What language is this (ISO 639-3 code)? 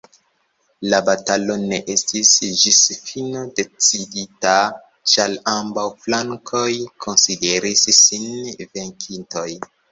epo